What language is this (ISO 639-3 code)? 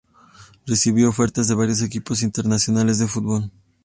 spa